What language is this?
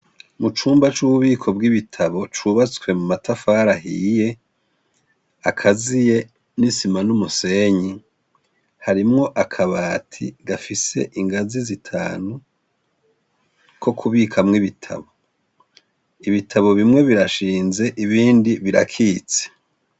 Rundi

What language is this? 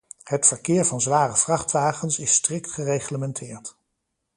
Dutch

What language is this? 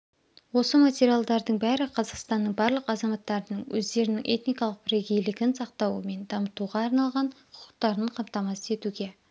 Kazakh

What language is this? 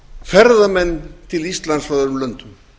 Icelandic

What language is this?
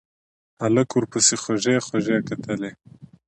Pashto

